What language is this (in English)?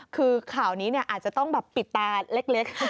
Thai